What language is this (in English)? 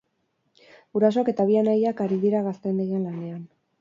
Basque